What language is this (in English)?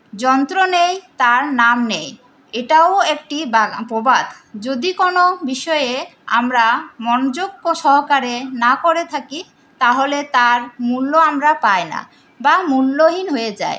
Bangla